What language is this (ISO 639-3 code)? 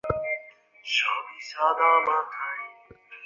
ben